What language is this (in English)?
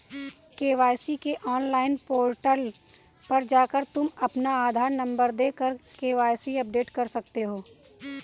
Hindi